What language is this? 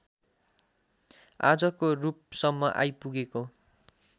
Nepali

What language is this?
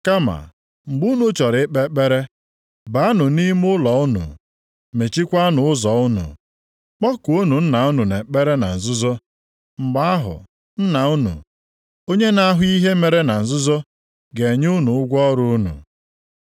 Igbo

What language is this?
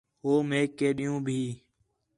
Khetrani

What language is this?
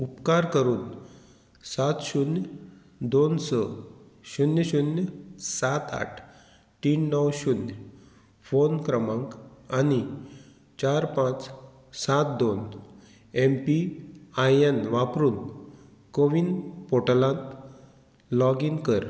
Konkani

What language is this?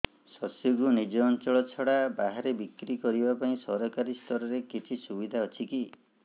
Odia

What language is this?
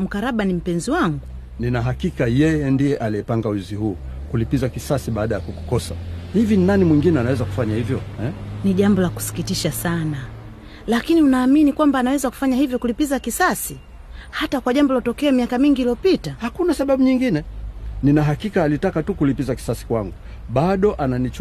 Swahili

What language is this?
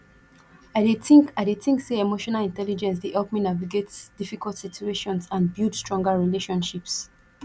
Nigerian Pidgin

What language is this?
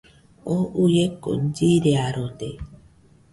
Nüpode Huitoto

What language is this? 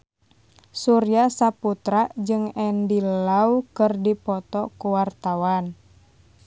Sundanese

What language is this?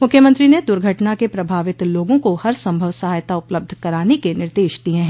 Hindi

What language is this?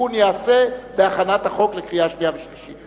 Hebrew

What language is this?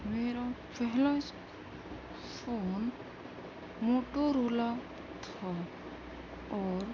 Urdu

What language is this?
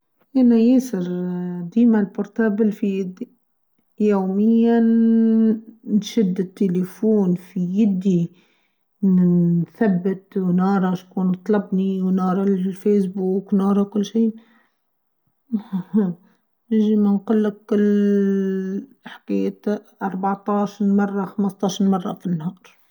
Tunisian Arabic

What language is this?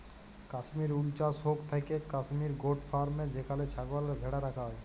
Bangla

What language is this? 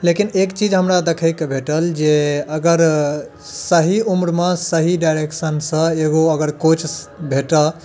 Maithili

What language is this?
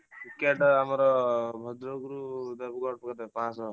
Odia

